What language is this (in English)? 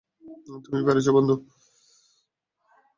Bangla